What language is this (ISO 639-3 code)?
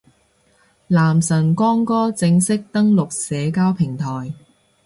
yue